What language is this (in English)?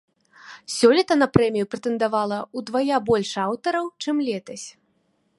Belarusian